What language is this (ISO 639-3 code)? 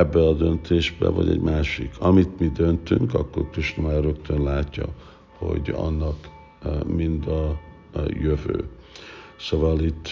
hun